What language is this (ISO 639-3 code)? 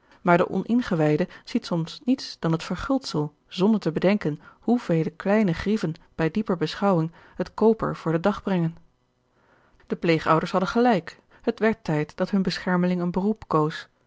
nld